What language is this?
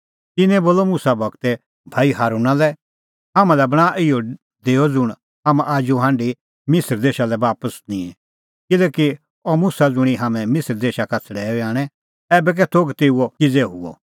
Kullu Pahari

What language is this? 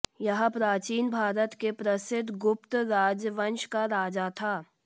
Hindi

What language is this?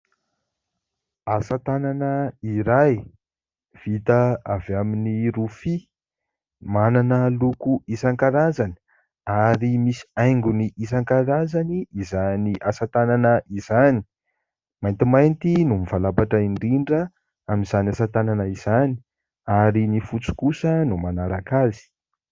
Malagasy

